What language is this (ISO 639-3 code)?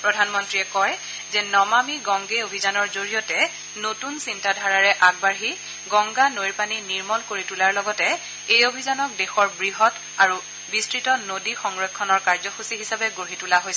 asm